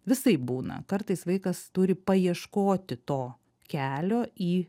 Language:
Lithuanian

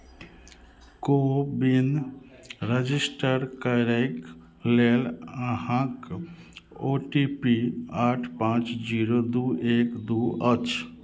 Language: Maithili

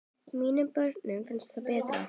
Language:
Icelandic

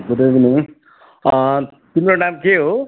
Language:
Nepali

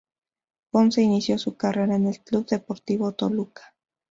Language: Spanish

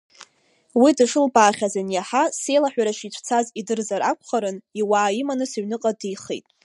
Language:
Abkhazian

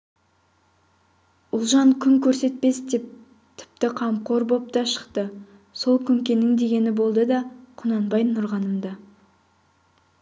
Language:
Kazakh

